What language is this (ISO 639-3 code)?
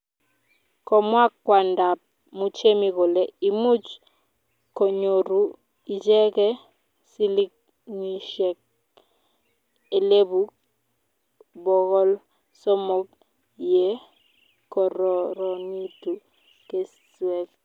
kln